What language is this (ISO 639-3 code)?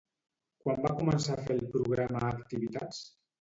cat